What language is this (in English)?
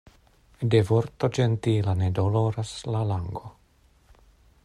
Esperanto